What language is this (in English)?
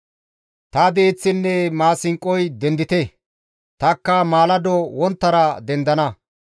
Gamo